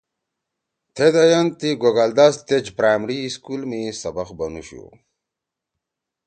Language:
Torwali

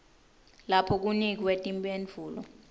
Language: Swati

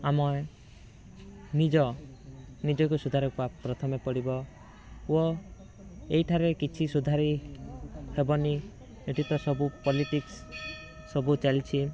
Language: Odia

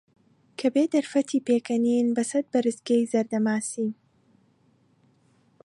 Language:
Central Kurdish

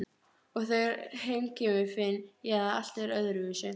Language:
Icelandic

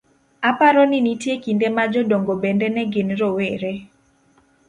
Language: Luo (Kenya and Tanzania)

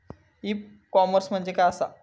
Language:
Marathi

